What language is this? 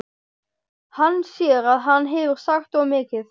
Icelandic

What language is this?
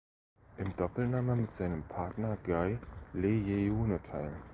German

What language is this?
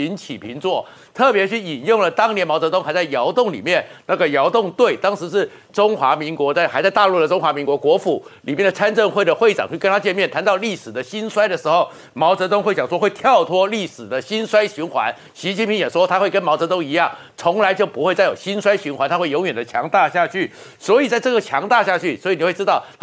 Chinese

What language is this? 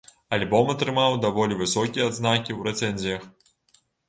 Belarusian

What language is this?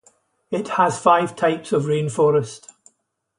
English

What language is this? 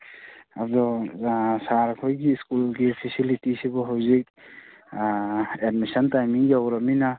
Manipuri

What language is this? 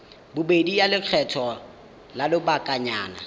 Tswana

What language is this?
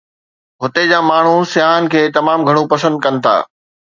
Sindhi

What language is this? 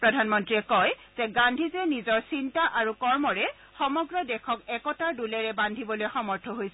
Assamese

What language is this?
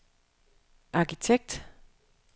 Danish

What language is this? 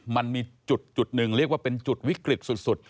Thai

